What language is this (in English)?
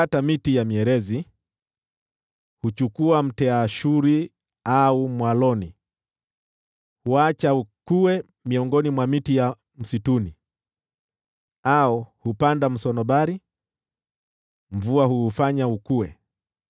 Swahili